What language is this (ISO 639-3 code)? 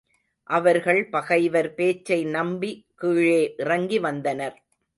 tam